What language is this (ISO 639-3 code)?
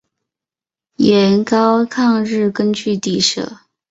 zho